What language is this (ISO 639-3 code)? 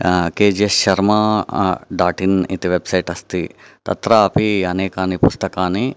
san